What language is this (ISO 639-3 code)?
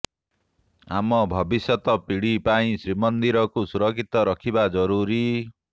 ori